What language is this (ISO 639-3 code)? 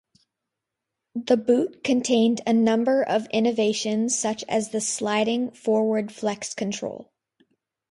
eng